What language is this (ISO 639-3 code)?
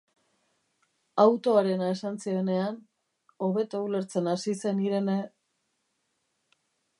eus